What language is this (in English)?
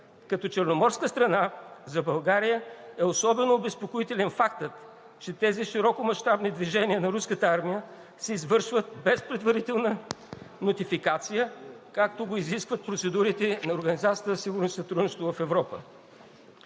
Bulgarian